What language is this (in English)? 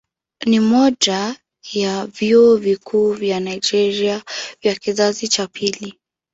Swahili